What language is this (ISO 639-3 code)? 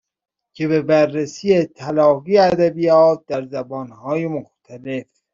fas